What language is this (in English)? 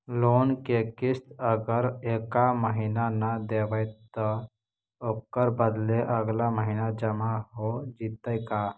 Magahi